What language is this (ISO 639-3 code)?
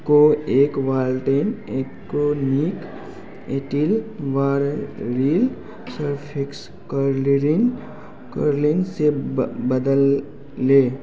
hin